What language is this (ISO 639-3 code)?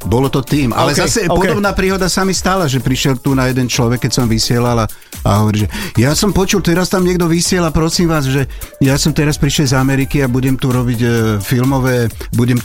slk